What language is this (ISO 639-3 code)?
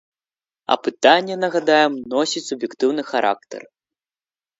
bel